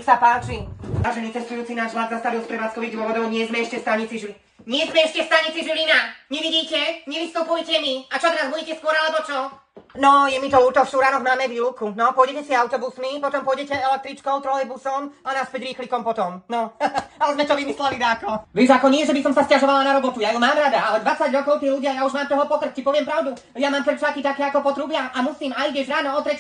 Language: Polish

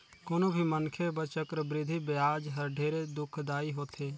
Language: Chhattisgarhi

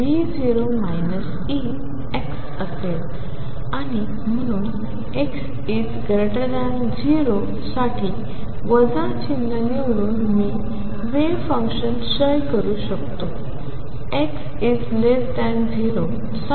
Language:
Marathi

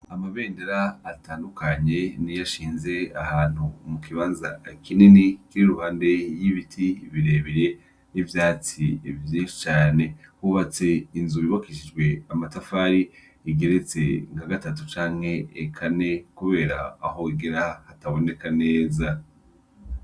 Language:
Rundi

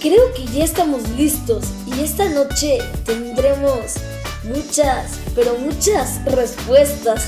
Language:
Spanish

